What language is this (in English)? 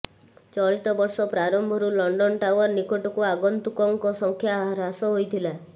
Odia